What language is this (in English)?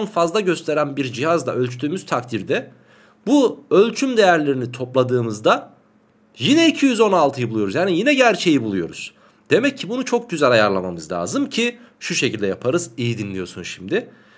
Turkish